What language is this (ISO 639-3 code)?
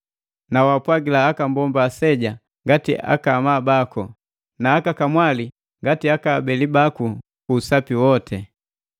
mgv